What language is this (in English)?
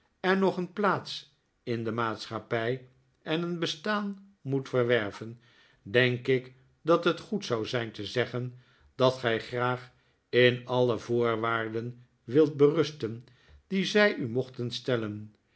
Dutch